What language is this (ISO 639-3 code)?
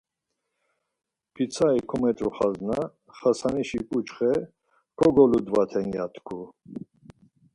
lzz